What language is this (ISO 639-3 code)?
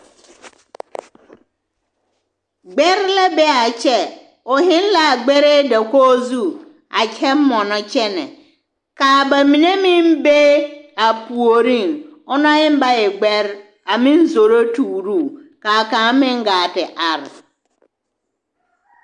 dga